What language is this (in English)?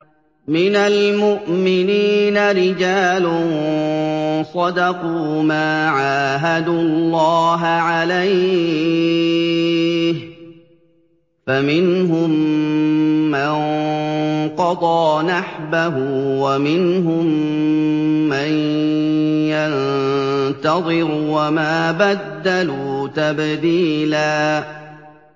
Arabic